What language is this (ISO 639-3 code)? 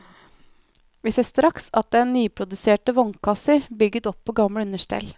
nor